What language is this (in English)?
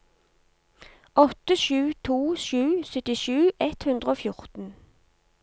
Norwegian